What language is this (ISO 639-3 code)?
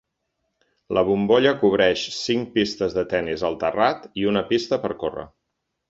cat